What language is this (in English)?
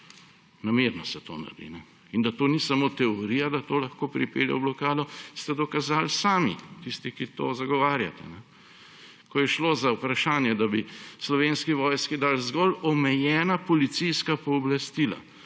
Slovenian